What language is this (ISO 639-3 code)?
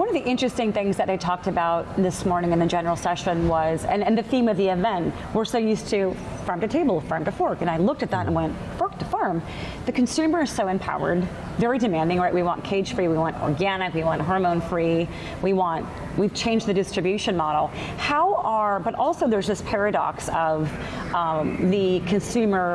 eng